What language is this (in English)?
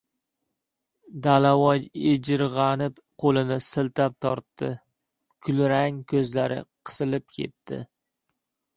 Uzbek